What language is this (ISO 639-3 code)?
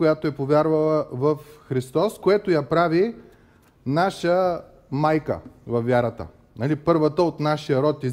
bul